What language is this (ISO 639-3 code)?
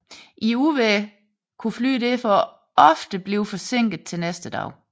dan